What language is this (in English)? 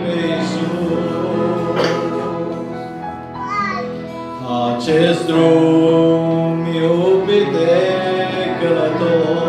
Romanian